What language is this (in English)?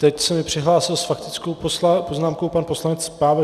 Czech